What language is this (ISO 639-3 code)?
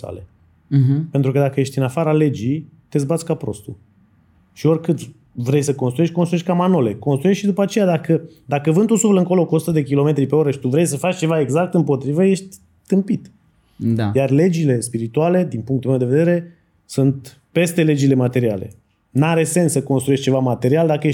ron